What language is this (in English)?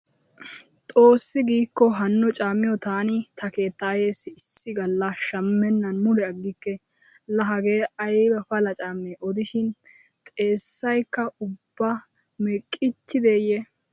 Wolaytta